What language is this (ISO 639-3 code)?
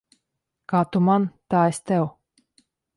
lav